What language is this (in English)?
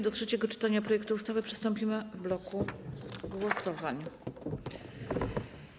Polish